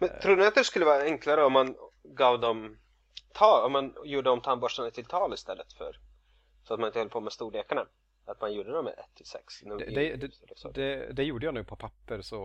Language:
Swedish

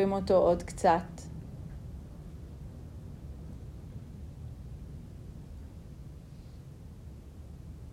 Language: Hebrew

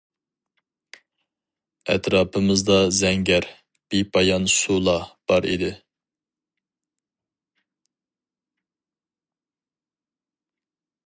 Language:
Uyghur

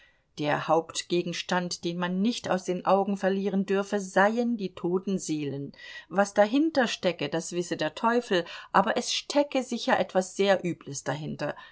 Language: German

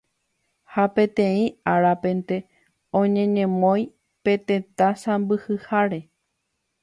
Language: Guarani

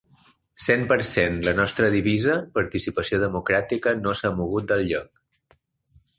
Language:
Catalan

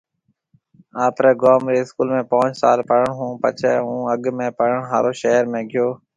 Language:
Marwari (Pakistan)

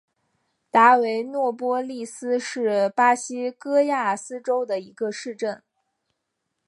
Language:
Chinese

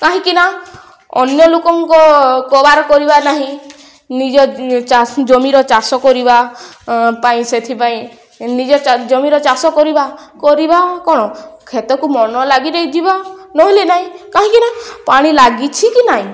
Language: Odia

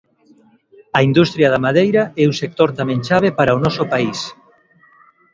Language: Galician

